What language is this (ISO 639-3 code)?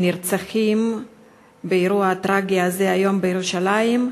heb